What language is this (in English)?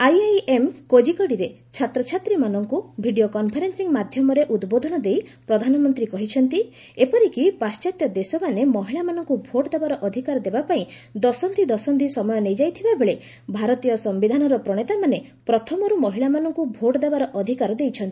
Odia